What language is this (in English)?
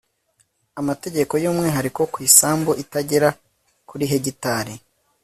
Kinyarwanda